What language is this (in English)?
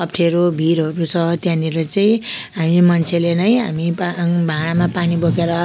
Nepali